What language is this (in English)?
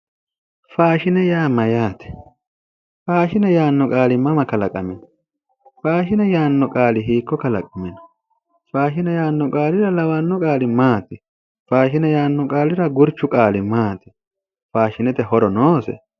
Sidamo